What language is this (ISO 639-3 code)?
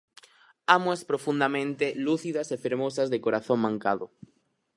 glg